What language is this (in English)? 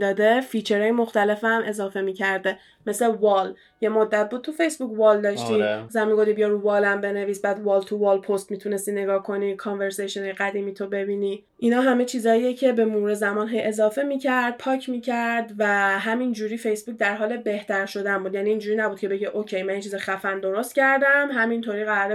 Persian